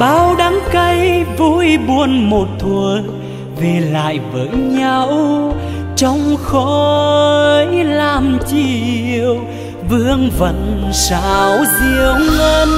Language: Vietnamese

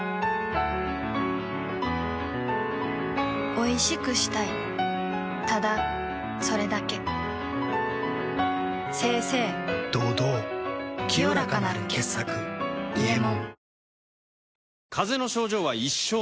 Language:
Japanese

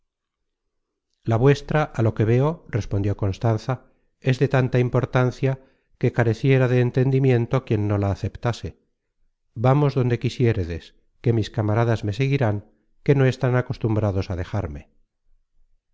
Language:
Spanish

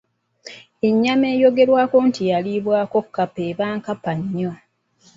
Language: Ganda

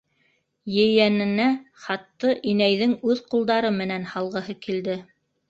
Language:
Bashkir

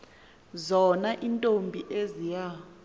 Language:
Xhosa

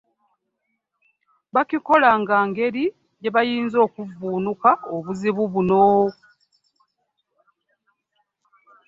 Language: Ganda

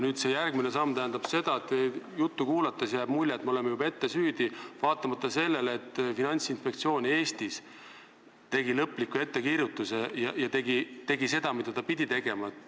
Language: Estonian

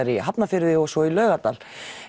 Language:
Icelandic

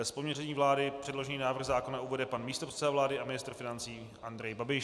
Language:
Czech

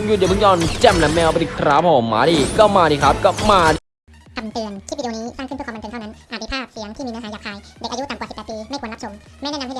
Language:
Thai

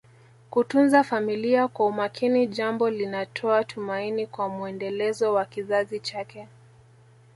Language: Swahili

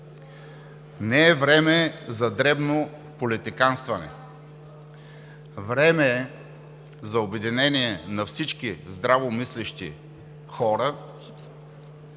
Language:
Bulgarian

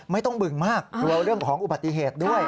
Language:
Thai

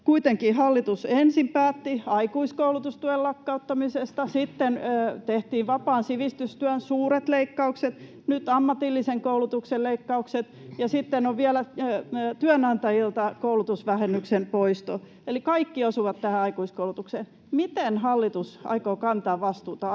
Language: Finnish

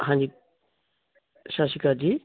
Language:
Punjabi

